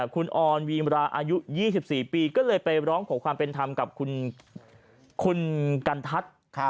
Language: Thai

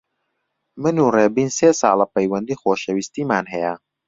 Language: Central Kurdish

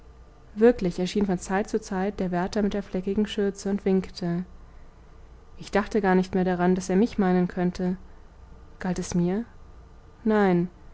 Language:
German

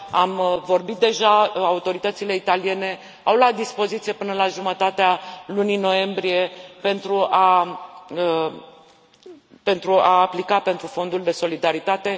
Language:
Romanian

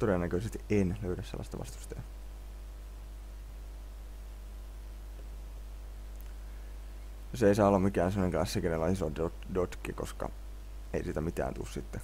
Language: Finnish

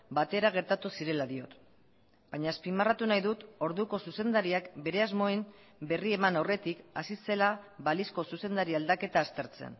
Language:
Basque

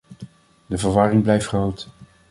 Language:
Dutch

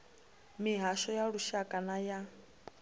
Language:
Venda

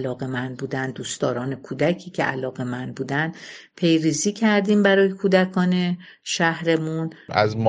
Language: Persian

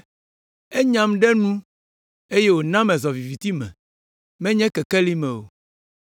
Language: Ewe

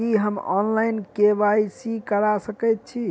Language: Maithili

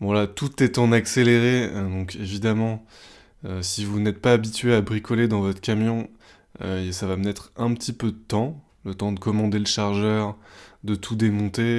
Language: French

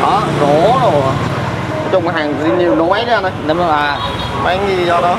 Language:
Vietnamese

